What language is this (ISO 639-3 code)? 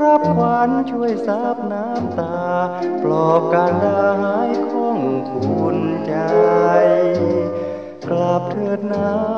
tha